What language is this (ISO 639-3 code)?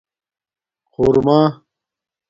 dmk